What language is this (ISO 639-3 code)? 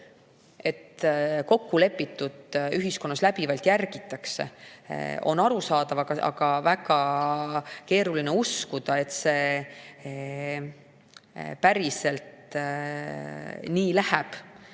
est